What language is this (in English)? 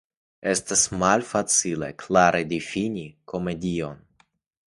Esperanto